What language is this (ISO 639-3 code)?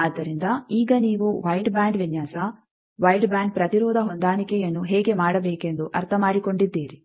kan